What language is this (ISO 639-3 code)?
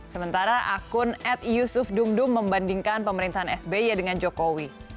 ind